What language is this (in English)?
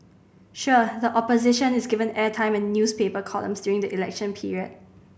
English